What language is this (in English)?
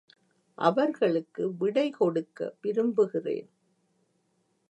Tamil